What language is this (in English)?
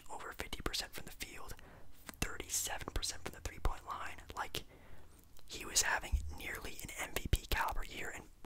English